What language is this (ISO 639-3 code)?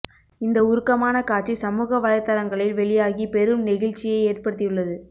tam